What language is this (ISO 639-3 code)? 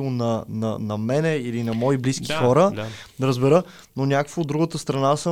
bul